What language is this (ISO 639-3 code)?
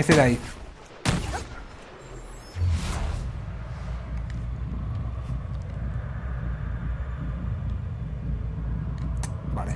spa